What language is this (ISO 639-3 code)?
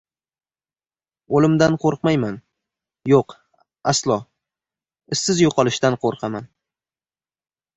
uzb